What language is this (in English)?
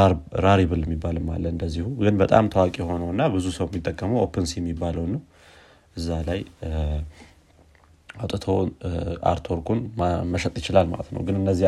Amharic